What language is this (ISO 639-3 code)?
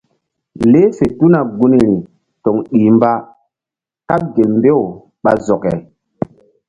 mdd